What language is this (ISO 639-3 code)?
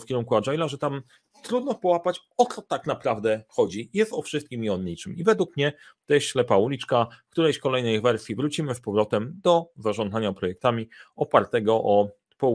pol